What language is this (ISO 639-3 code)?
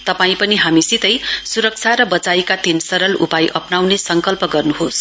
nep